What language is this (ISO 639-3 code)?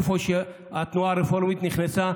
heb